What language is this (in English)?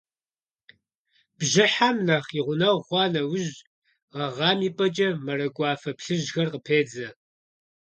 Kabardian